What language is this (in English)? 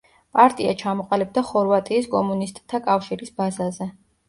Georgian